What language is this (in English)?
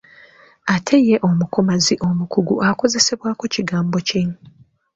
Ganda